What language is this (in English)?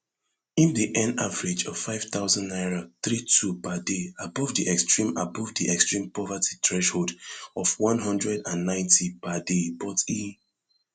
Nigerian Pidgin